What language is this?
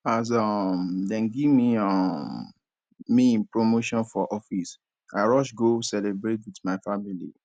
Nigerian Pidgin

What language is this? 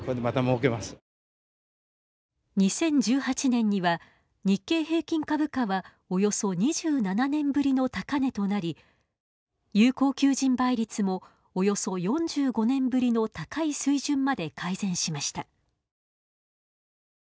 Japanese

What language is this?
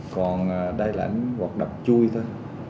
Vietnamese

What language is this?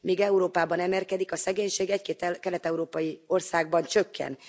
Hungarian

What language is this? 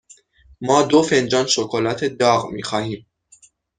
Persian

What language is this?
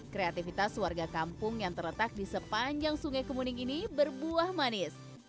Indonesian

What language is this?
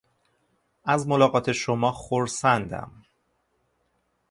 Persian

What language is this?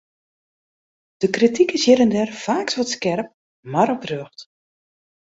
Western Frisian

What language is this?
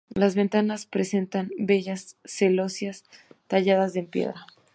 Spanish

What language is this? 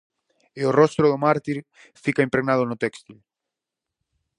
Galician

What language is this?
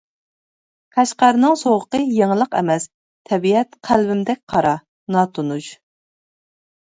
Uyghur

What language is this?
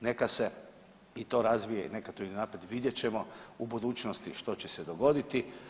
Croatian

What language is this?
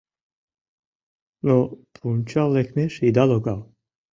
Mari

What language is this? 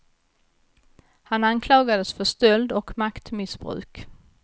Swedish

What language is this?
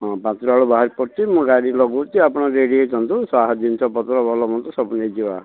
Odia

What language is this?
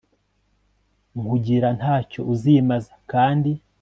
Kinyarwanda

